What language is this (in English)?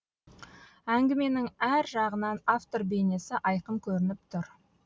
Kazakh